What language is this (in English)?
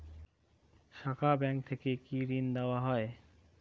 Bangla